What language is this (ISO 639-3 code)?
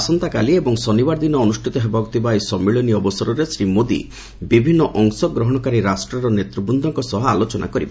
ori